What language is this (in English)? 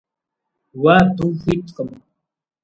Kabardian